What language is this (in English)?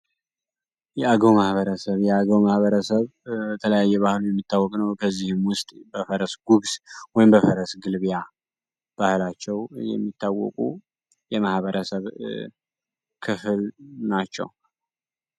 Amharic